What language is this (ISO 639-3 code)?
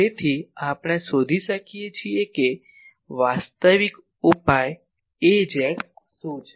guj